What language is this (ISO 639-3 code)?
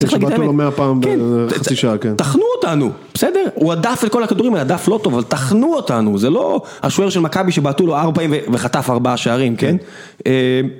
heb